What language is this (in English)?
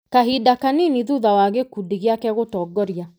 Kikuyu